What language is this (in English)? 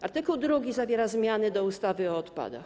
Polish